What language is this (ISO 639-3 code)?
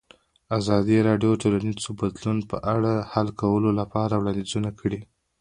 pus